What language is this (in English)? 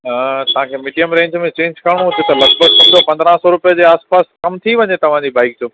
Sindhi